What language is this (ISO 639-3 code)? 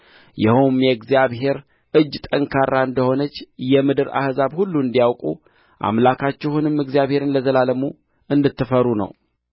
amh